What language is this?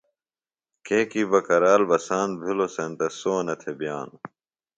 Phalura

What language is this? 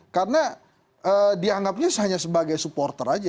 Indonesian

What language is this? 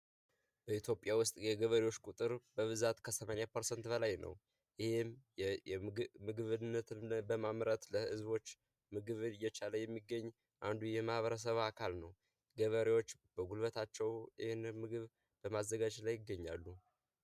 Amharic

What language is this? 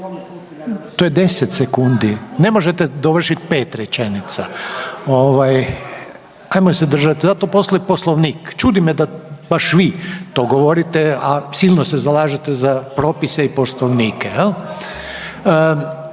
Croatian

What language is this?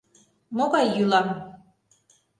Mari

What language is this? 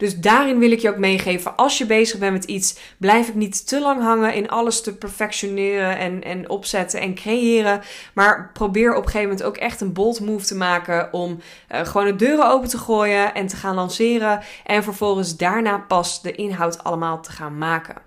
Dutch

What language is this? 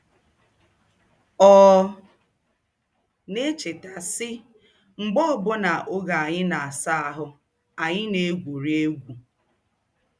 Igbo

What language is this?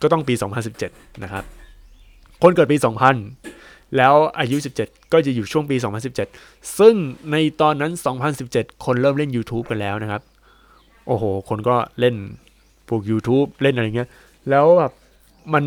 Thai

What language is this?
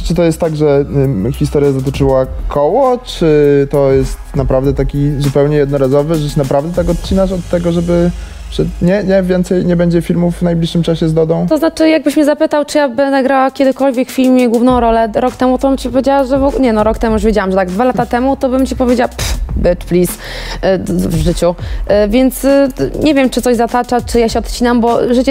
Polish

